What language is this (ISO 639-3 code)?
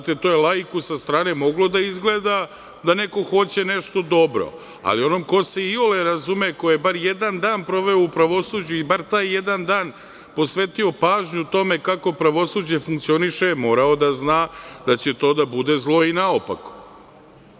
srp